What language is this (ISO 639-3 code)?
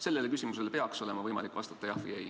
est